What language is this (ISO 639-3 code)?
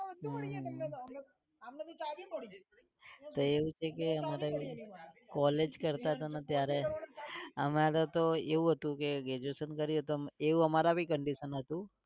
guj